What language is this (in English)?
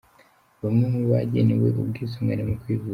Kinyarwanda